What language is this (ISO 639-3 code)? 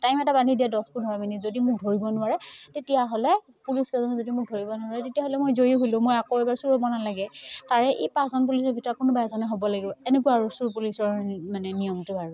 asm